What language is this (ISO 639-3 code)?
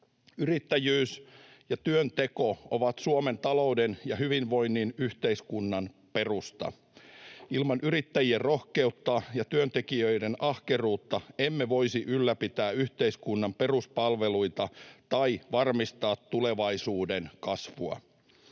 fin